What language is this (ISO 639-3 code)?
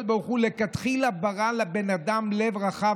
heb